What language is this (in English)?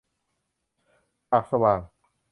Thai